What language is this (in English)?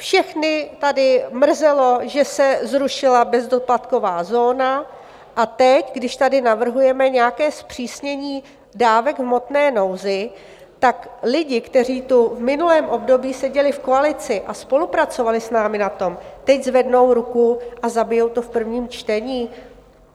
Czech